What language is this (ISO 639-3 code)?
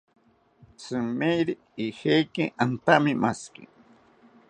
cpy